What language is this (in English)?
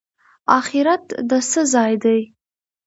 Pashto